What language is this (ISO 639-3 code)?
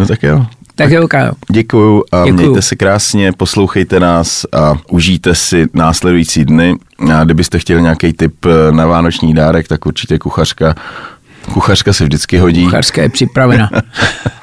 ces